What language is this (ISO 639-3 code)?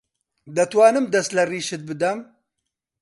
ckb